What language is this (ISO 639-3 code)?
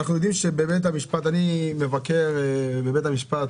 heb